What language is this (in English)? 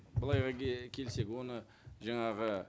Kazakh